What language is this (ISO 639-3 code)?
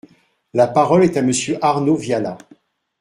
fra